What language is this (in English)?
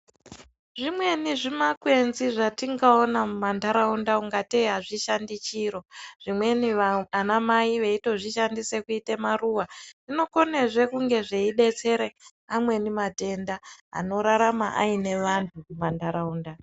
Ndau